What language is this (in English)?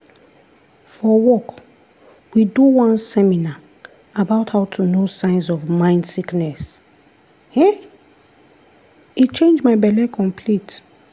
Nigerian Pidgin